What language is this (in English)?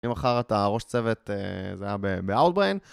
Hebrew